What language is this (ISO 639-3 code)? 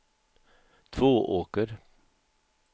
swe